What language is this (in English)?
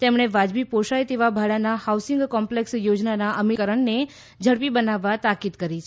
Gujarati